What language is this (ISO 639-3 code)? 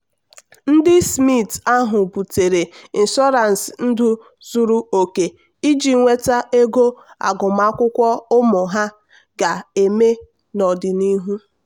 ibo